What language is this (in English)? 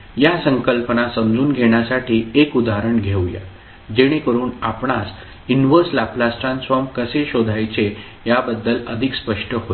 Marathi